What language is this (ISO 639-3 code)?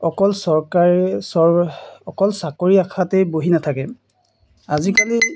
asm